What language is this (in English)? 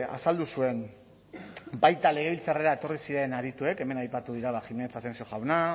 Basque